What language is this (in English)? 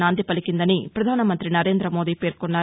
Telugu